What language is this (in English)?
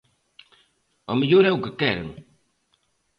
Galician